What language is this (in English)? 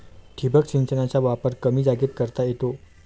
Marathi